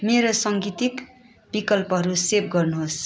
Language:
Nepali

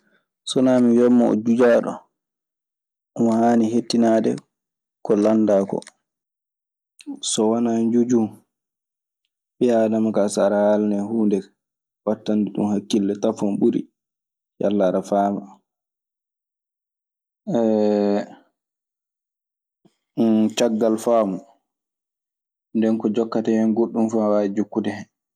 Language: Maasina Fulfulde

